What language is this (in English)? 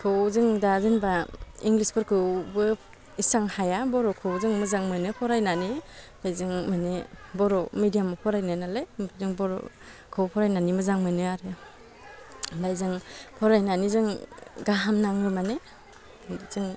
Bodo